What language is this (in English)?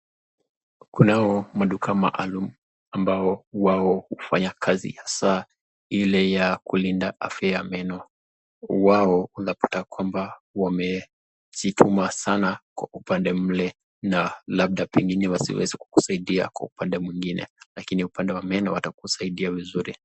Swahili